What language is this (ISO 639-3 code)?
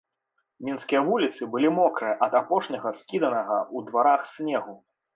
bel